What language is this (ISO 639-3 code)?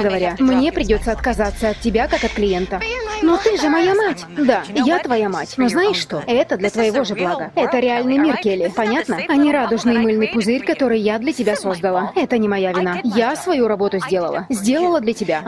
rus